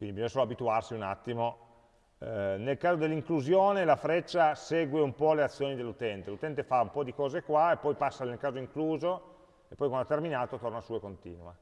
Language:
Italian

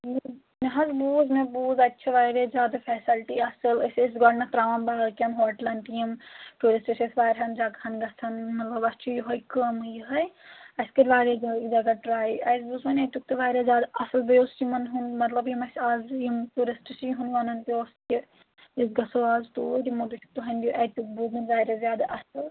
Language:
Kashmiri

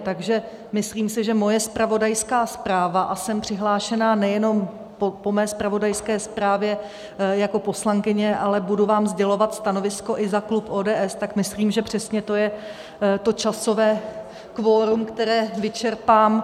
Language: Czech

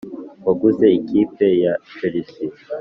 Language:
Kinyarwanda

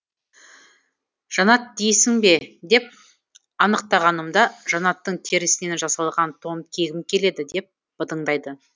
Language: Kazakh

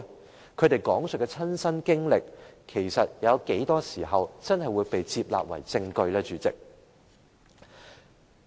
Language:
Cantonese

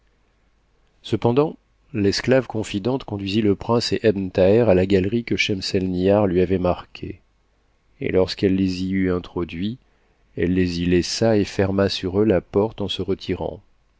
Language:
French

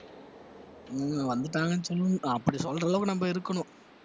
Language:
Tamil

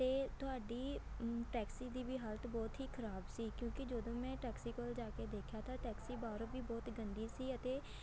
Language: Punjabi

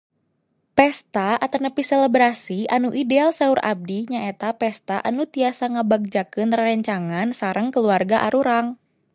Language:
Sundanese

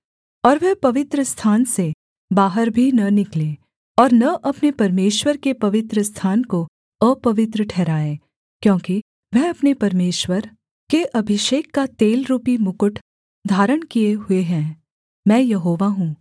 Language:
Hindi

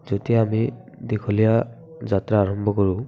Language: Assamese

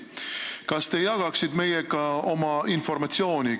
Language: Estonian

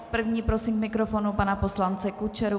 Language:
Czech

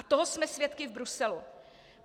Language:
Czech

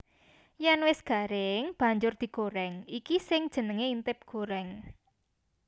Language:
Javanese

